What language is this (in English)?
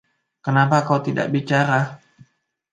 Indonesian